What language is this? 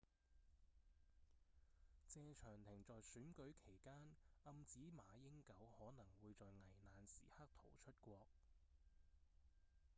Cantonese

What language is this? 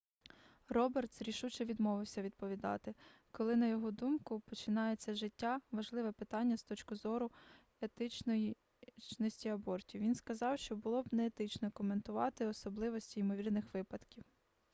Ukrainian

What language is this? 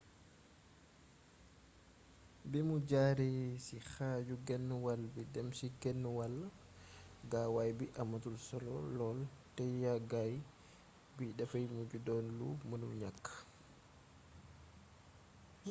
Wolof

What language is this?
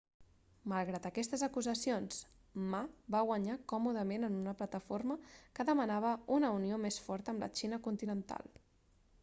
Catalan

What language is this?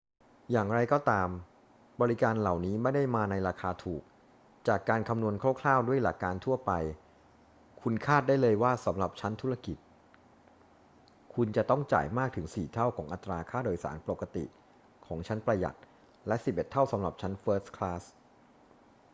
Thai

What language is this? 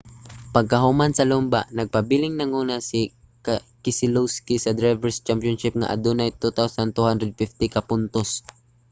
Cebuano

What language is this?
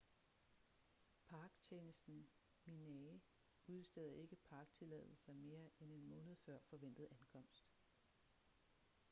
Danish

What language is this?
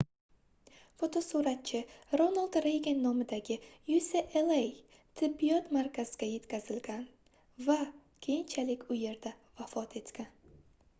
Uzbek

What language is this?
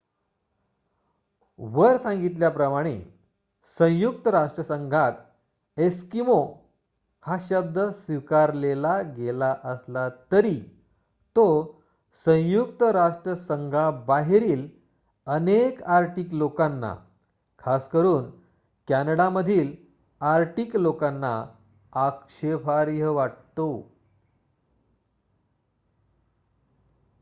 Marathi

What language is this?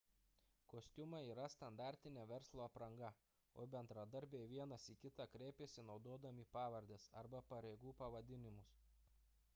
Lithuanian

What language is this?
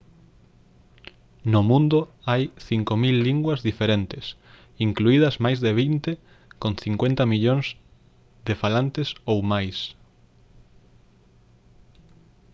Galician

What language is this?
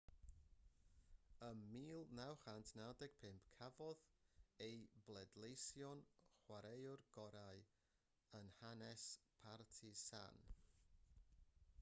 Welsh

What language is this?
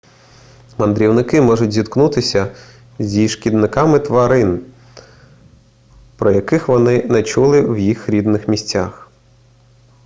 Ukrainian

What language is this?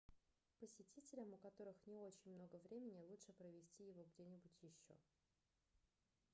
Russian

